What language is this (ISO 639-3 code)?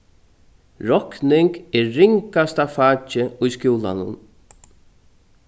fao